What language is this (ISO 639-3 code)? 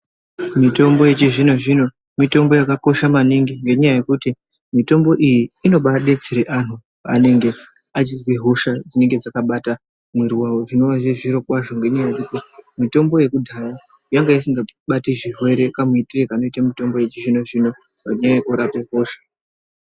ndc